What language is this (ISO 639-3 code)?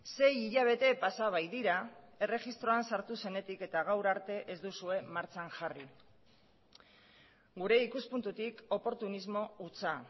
eus